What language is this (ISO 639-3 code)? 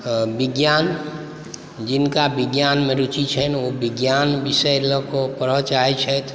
mai